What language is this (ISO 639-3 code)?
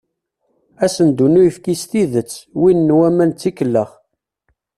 kab